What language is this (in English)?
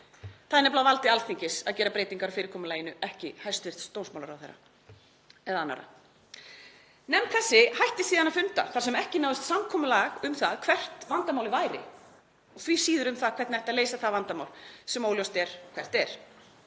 Icelandic